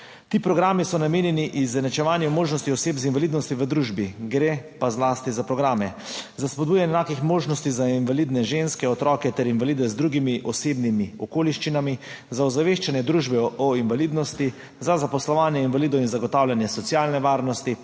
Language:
Slovenian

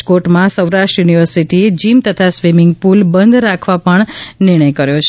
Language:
Gujarati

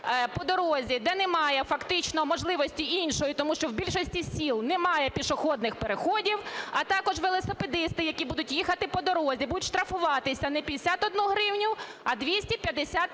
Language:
Ukrainian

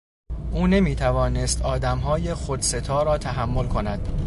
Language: Persian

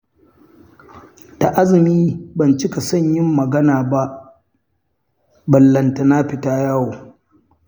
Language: Hausa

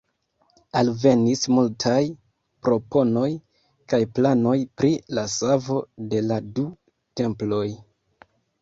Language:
Esperanto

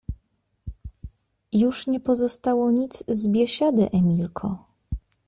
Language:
Polish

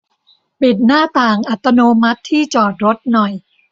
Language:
Thai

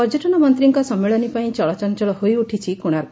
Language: Odia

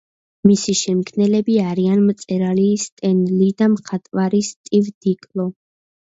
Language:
Georgian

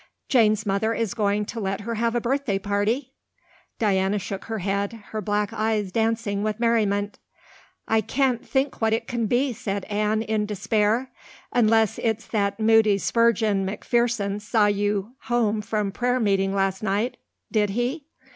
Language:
English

